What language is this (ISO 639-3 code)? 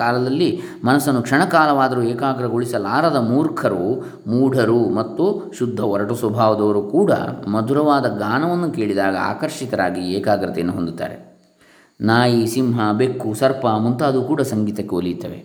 kan